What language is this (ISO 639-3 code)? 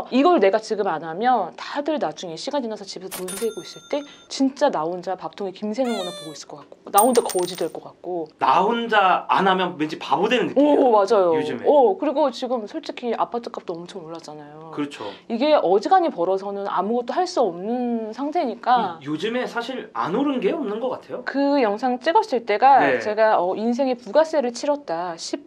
kor